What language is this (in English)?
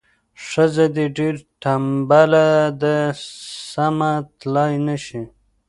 Pashto